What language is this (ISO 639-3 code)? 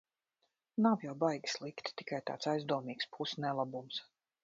lav